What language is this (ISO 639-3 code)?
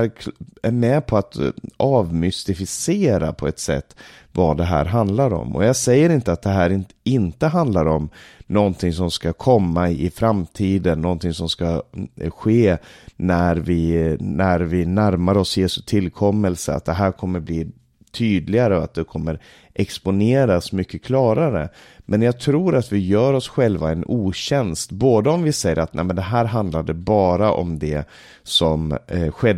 swe